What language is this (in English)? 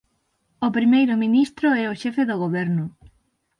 Galician